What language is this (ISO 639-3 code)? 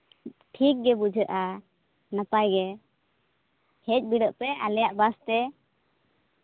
sat